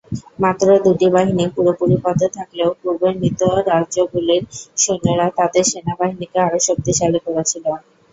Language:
Bangla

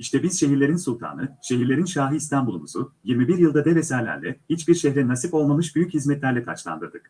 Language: Turkish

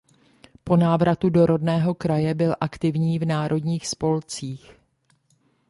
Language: Czech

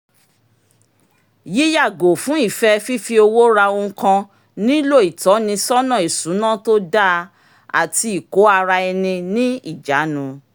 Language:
Yoruba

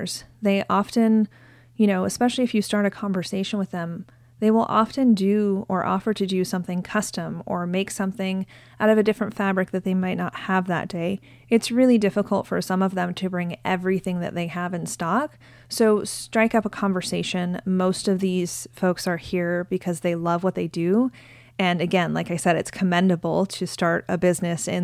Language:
English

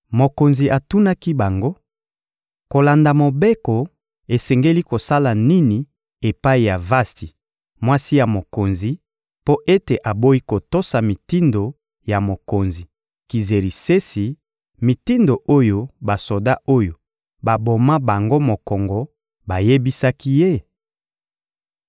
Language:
Lingala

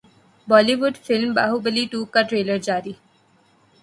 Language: Urdu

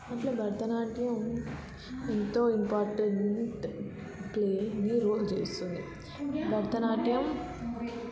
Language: Telugu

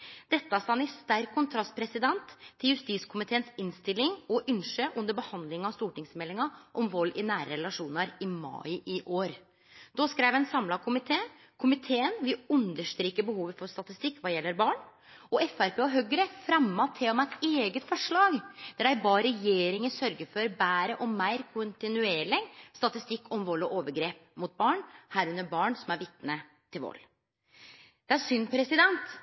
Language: Norwegian Nynorsk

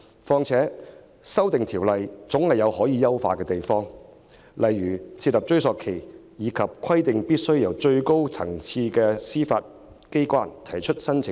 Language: Cantonese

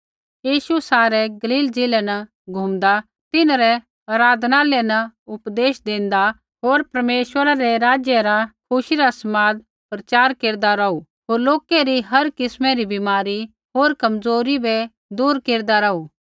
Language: Kullu Pahari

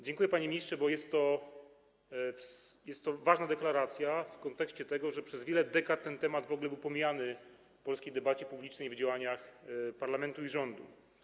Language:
Polish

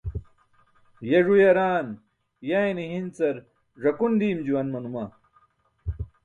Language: Burushaski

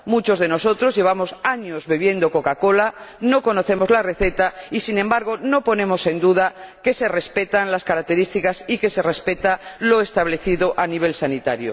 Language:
Spanish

